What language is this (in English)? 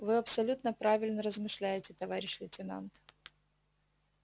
Russian